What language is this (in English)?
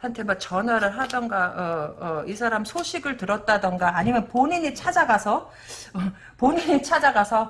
Korean